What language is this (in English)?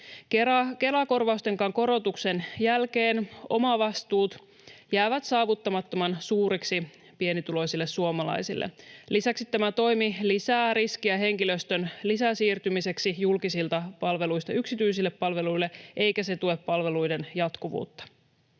Finnish